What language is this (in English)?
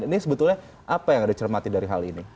Indonesian